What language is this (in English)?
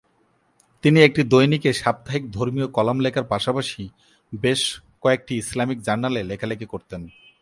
Bangla